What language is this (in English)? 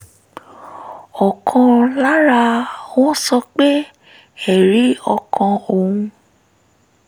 Yoruba